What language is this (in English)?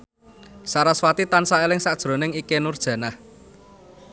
Javanese